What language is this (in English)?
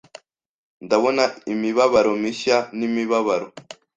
Kinyarwanda